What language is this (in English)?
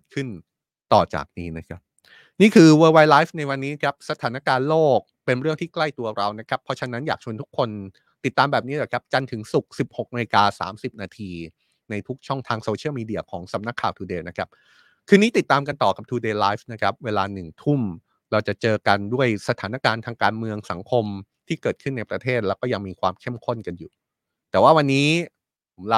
Thai